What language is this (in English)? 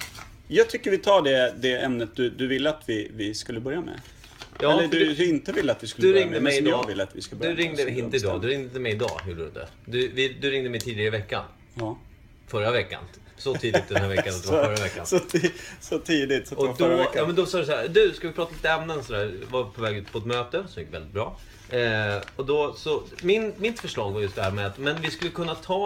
Swedish